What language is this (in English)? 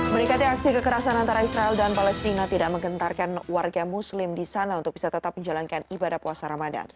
Indonesian